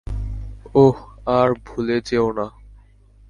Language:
Bangla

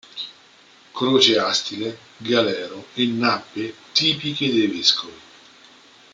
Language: Italian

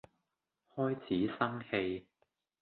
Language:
Cantonese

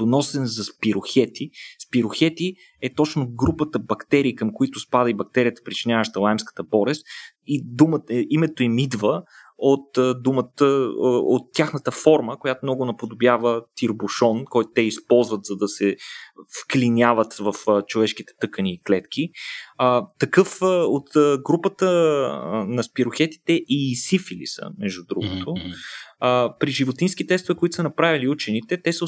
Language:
Bulgarian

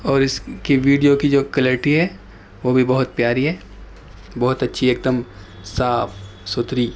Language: Urdu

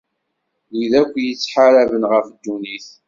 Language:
Kabyle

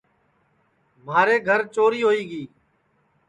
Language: Sansi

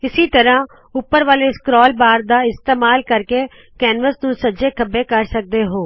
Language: Punjabi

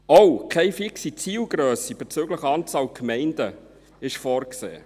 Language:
Swiss German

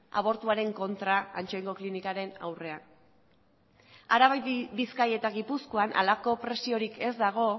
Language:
Basque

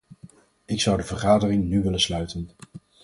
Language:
Dutch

